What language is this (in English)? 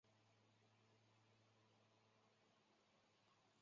Chinese